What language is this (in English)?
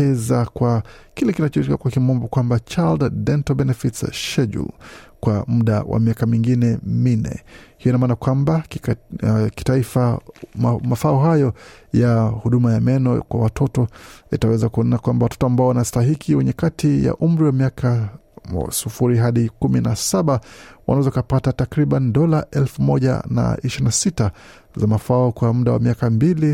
Swahili